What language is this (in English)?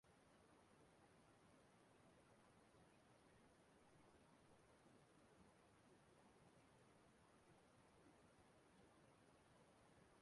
Igbo